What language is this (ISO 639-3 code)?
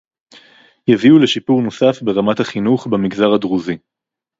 heb